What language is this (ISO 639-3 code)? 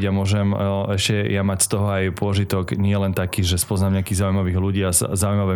slk